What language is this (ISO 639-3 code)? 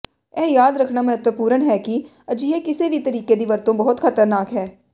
pan